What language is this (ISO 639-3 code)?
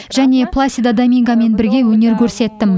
kaz